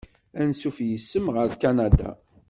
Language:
Kabyle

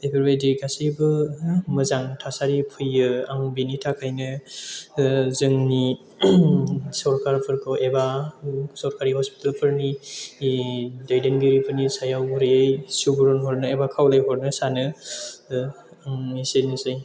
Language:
Bodo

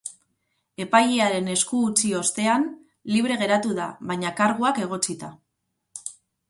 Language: Basque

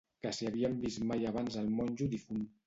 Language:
Catalan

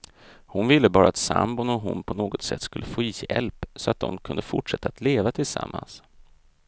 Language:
Swedish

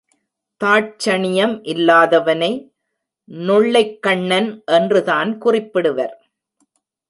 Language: Tamil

